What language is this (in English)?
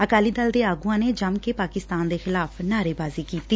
Punjabi